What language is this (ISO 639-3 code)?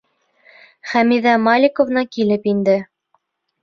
bak